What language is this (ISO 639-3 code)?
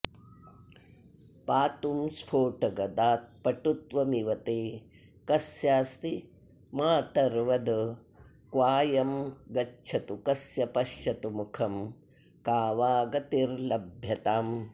san